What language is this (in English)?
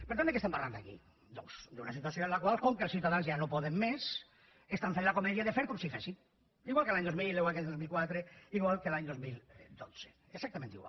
Catalan